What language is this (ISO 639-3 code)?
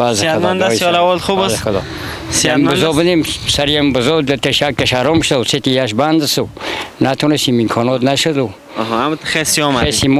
fas